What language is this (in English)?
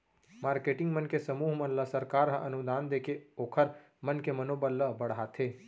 Chhattisgarhi